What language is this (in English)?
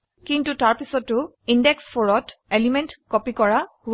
Assamese